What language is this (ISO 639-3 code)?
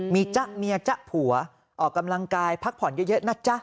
tha